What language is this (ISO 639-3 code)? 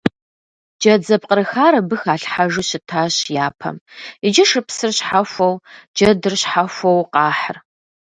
kbd